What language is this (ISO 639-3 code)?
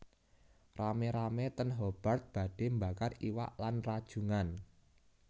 jav